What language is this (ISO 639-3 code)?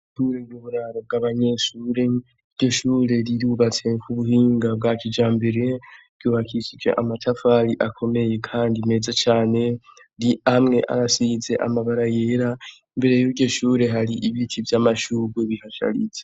run